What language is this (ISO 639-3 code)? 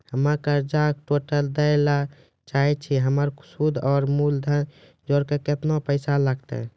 mai